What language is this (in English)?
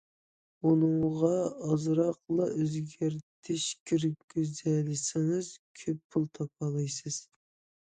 Uyghur